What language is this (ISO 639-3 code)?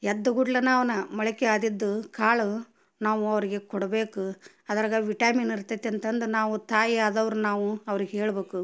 kan